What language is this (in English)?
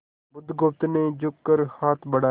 Hindi